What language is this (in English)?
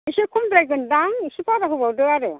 Bodo